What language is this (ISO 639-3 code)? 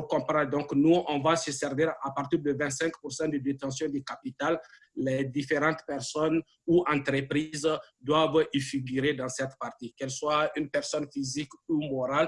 fra